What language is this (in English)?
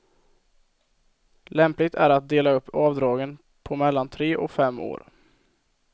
Swedish